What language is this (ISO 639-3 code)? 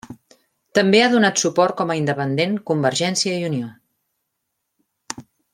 cat